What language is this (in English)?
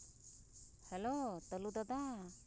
Santali